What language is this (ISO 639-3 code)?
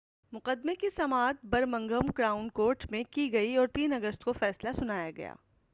urd